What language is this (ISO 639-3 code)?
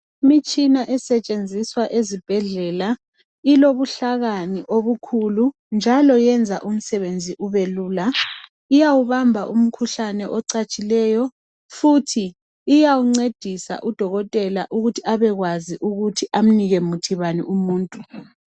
nde